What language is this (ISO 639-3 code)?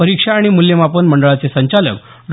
mar